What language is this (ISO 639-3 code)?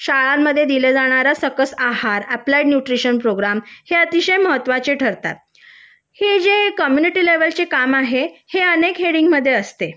mar